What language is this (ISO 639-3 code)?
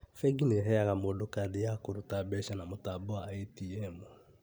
kik